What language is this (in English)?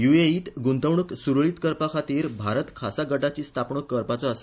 Konkani